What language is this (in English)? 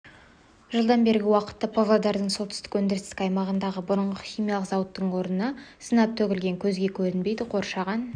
Kazakh